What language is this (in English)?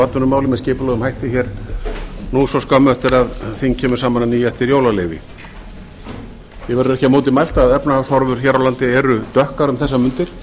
Icelandic